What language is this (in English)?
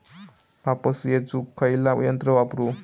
Marathi